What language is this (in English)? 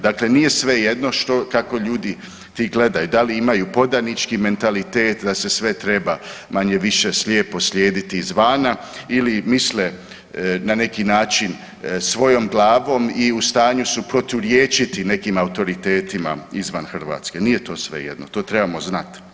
Croatian